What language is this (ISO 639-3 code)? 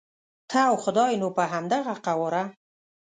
pus